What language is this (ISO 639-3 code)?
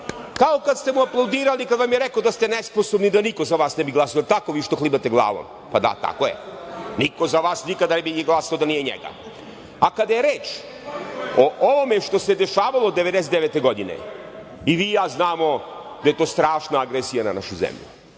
srp